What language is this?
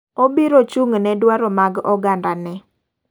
Luo (Kenya and Tanzania)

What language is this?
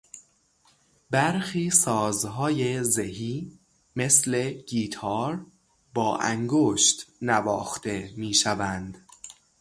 Persian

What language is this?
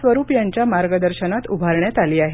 Marathi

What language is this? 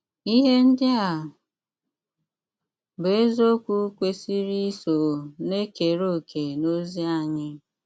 Igbo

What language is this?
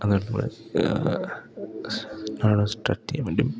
Malayalam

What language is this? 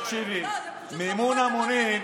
Hebrew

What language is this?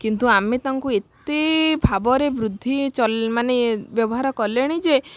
Odia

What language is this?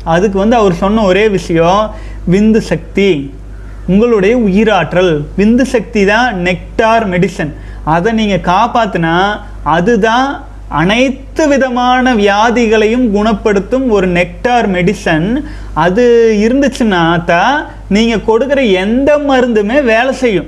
Tamil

